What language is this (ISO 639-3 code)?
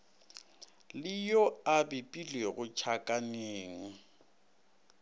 nso